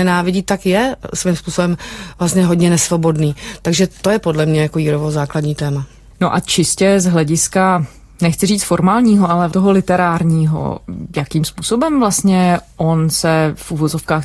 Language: Czech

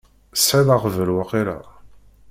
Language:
Kabyle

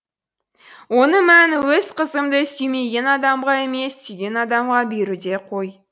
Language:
Kazakh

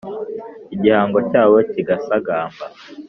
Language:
Kinyarwanda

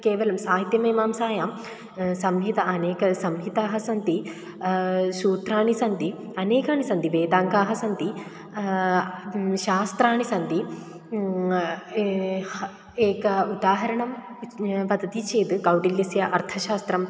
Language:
Sanskrit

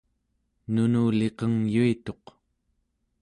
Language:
Central Yupik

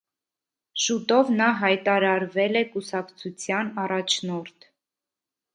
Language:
Armenian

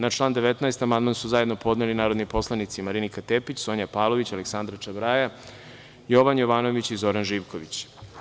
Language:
Serbian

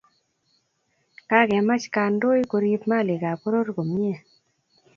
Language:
Kalenjin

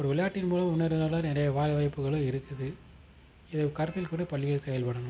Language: Tamil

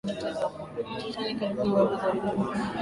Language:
Swahili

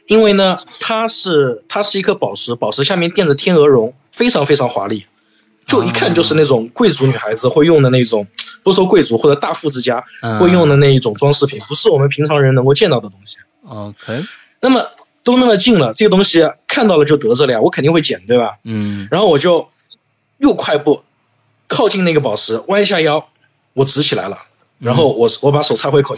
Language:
Chinese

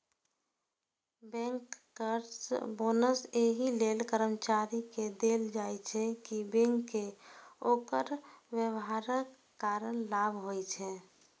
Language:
Maithili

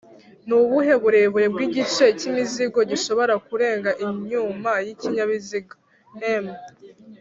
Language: Kinyarwanda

